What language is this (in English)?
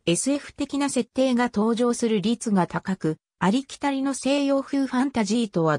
Japanese